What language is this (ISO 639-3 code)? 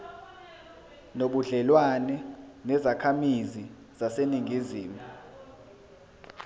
zul